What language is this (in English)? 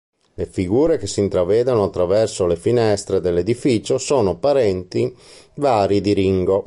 Italian